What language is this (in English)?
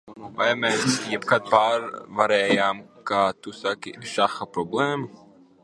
Latvian